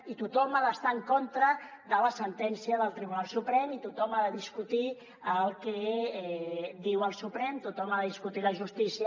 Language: Catalan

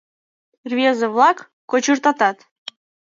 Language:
Mari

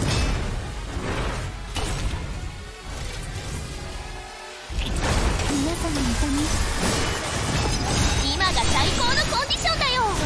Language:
Japanese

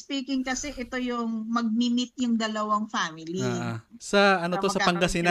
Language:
Filipino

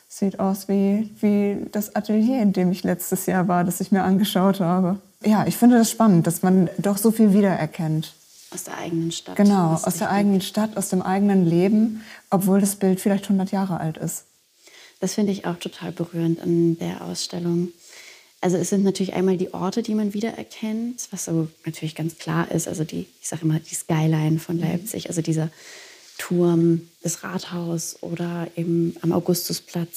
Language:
German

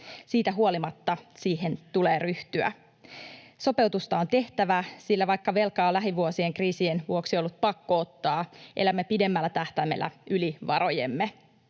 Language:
Finnish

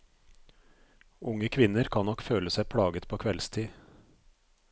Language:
Norwegian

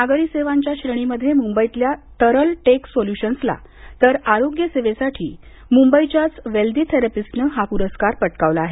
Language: Marathi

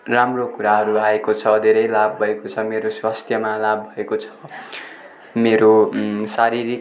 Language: Nepali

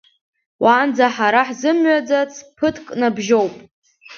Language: Abkhazian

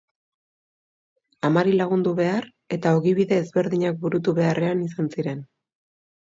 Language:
Basque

